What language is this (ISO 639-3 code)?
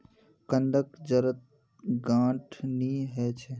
mag